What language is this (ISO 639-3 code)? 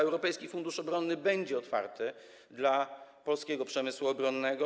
pol